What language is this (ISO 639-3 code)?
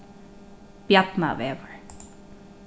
fao